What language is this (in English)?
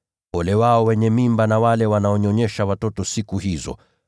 Swahili